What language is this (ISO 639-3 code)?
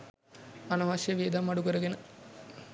sin